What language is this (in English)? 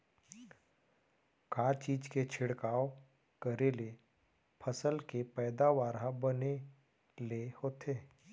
Chhattisgarhi